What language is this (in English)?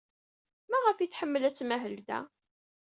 Kabyle